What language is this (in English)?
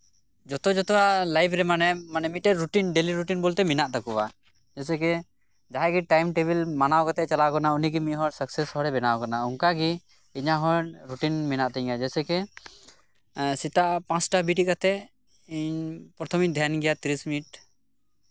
Santali